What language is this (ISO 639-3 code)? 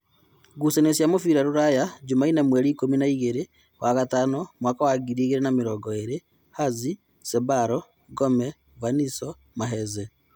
kik